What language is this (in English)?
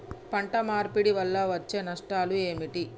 Telugu